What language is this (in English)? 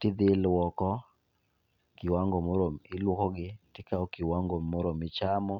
Luo (Kenya and Tanzania)